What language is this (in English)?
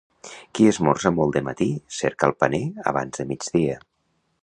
Catalan